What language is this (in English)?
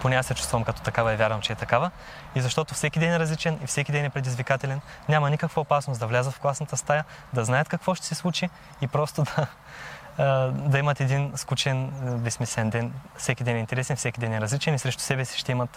Bulgarian